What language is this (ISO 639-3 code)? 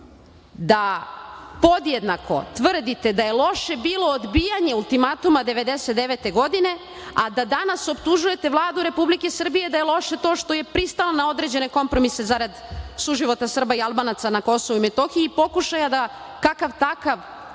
srp